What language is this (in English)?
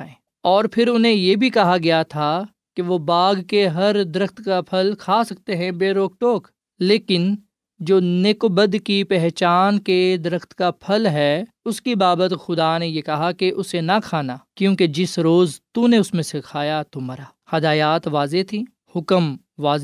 Urdu